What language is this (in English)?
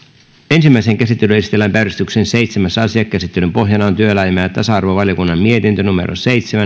Finnish